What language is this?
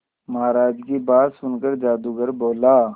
Hindi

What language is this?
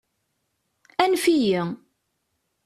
Kabyle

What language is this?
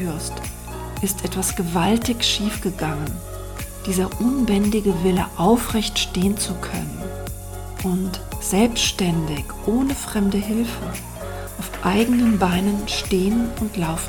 German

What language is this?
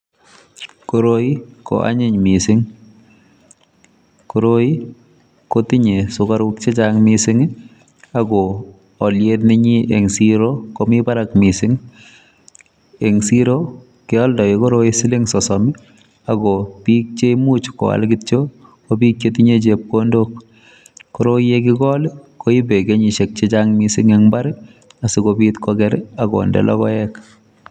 Kalenjin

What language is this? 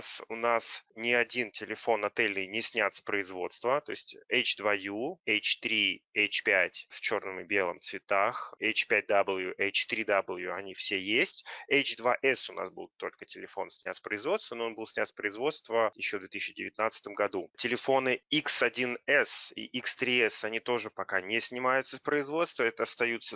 Russian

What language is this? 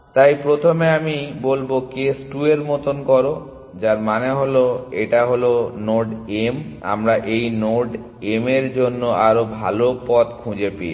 Bangla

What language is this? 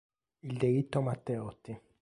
Italian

